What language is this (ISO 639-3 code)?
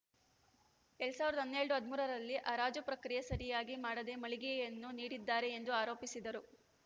kan